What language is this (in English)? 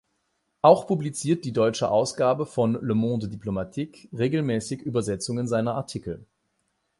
German